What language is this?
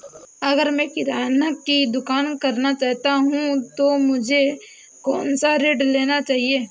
Hindi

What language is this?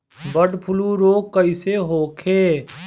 Bhojpuri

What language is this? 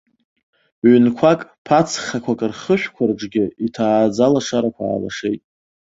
Abkhazian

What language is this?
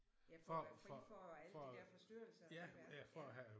Danish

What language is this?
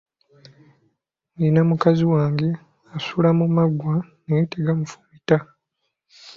Ganda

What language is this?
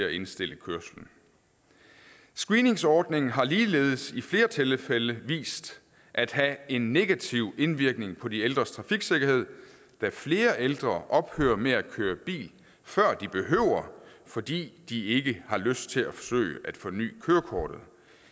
Danish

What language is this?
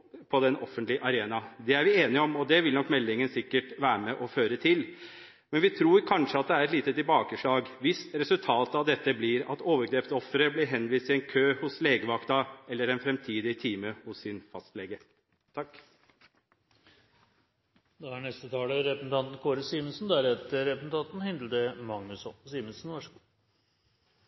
Norwegian Bokmål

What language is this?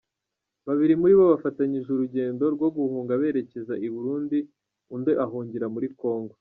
Kinyarwanda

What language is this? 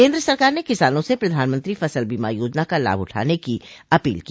Hindi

